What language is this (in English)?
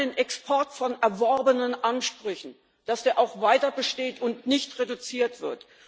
German